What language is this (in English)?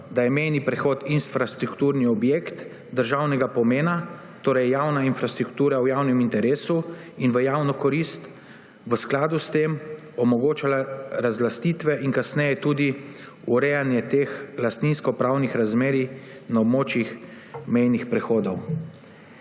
Slovenian